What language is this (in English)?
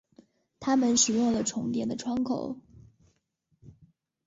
Chinese